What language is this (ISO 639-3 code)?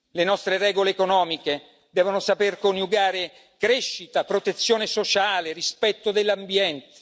ita